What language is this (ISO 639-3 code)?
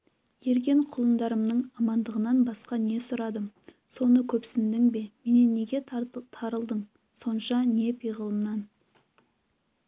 kaz